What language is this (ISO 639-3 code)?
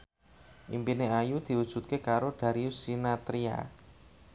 jav